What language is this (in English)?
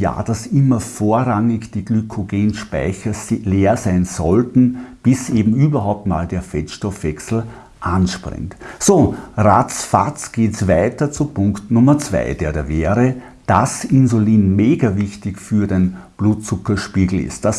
German